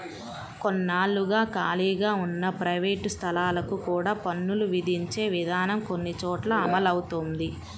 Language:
Telugu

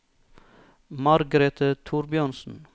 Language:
Norwegian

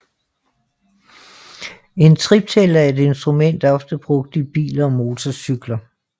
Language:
Danish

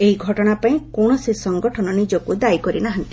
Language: Odia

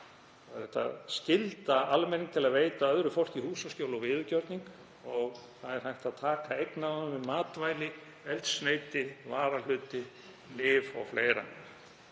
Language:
Icelandic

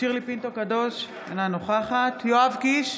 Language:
Hebrew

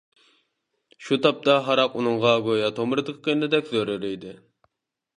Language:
Uyghur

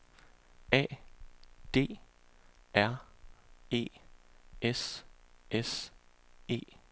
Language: Danish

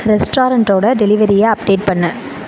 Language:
Tamil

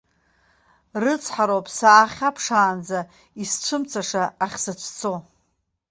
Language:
Abkhazian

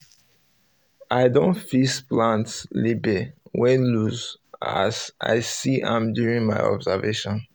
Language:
Nigerian Pidgin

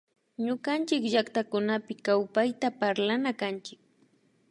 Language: Imbabura Highland Quichua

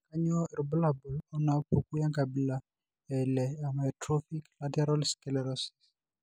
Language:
Masai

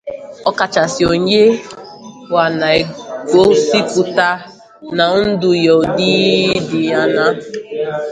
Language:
Igbo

